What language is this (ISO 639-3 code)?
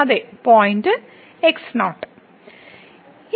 mal